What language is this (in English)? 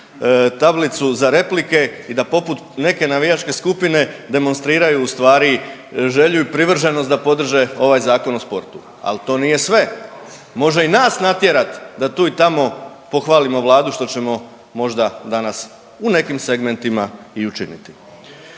Croatian